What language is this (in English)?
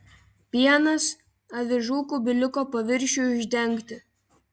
Lithuanian